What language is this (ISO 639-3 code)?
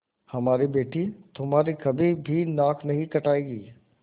hin